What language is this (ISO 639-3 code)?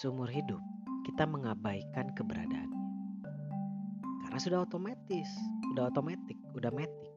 ind